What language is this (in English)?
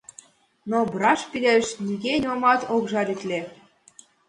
Mari